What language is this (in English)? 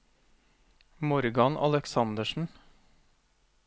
Norwegian